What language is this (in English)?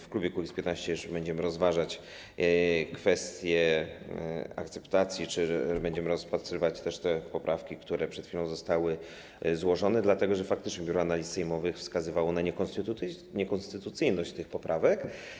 Polish